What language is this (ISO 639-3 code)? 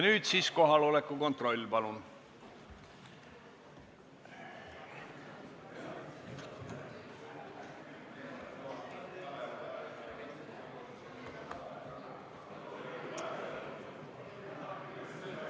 est